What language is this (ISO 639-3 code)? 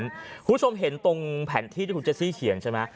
tha